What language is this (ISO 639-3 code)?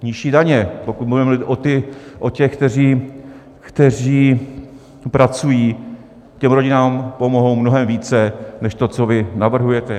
ces